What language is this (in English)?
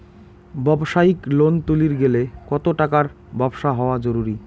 Bangla